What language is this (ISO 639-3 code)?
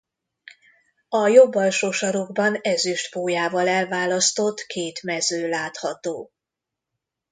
hun